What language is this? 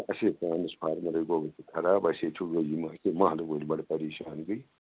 Kashmiri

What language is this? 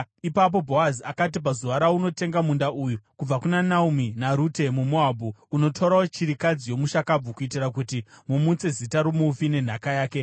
Shona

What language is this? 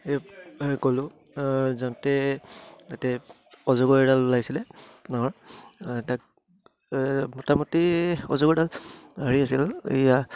Assamese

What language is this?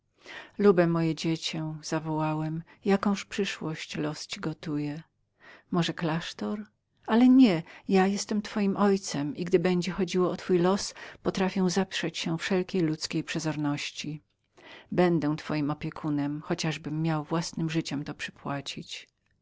Polish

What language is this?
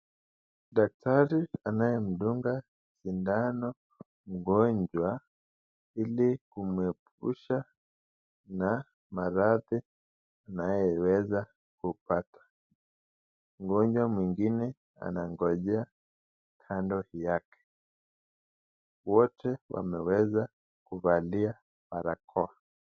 Swahili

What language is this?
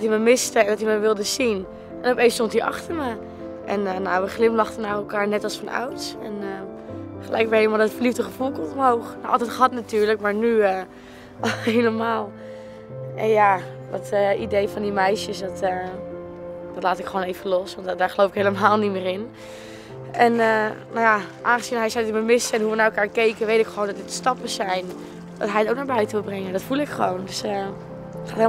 Dutch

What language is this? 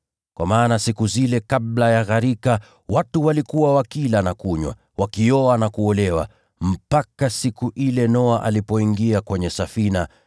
Swahili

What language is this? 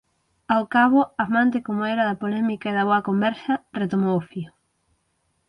Galician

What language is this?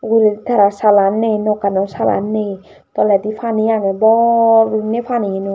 Chakma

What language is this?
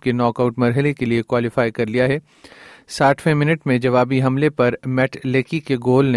Urdu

